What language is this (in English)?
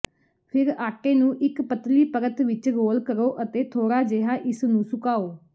Punjabi